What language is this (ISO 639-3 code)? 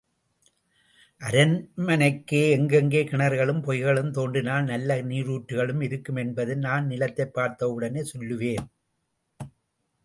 tam